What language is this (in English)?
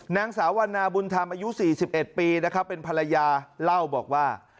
Thai